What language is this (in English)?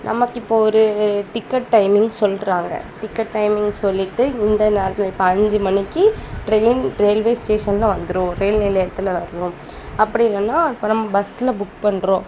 Tamil